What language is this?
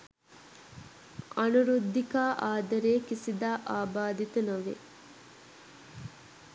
Sinhala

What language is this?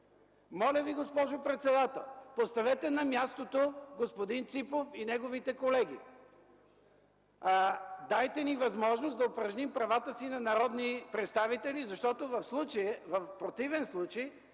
Bulgarian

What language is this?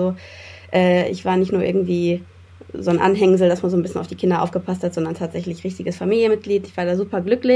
German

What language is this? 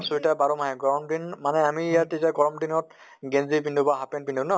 Assamese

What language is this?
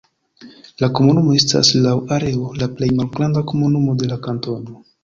Esperanto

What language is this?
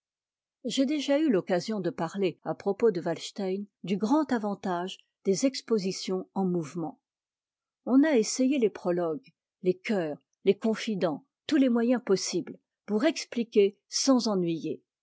French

